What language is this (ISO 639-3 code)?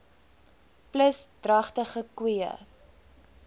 afr